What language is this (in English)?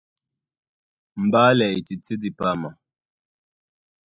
Duala